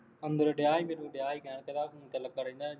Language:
Punjabi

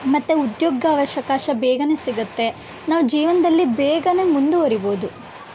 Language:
Kannada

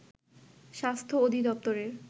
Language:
Bangla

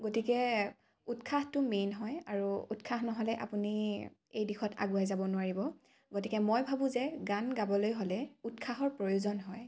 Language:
Assamese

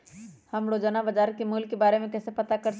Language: Magahi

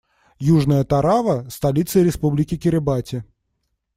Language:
Russian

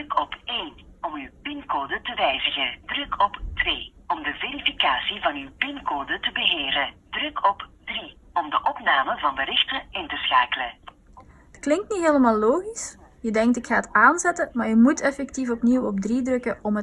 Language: Dutch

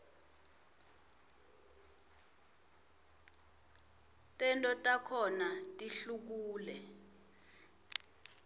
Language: Swati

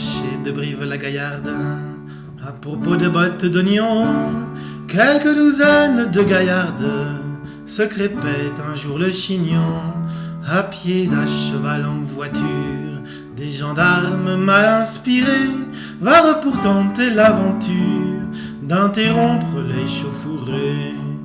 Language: French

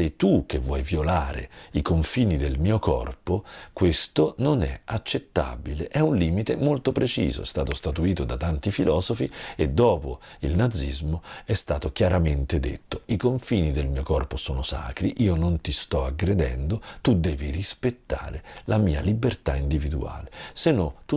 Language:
Italian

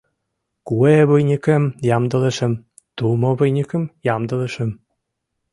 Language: Mari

